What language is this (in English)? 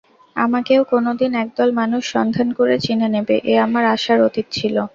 Bangla